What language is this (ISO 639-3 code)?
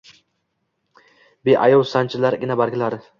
uzb